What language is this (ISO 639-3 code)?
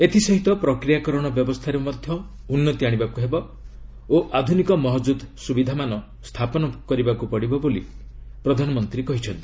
ori